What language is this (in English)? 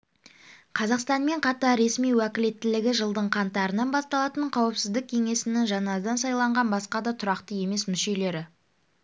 Kazakh